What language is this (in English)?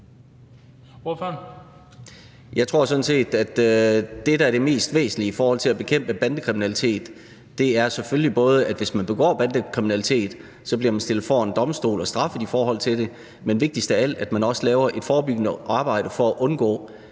Danish